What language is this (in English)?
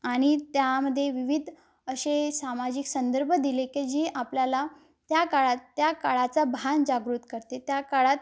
Marathi